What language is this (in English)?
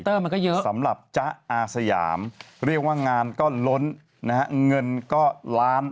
Thai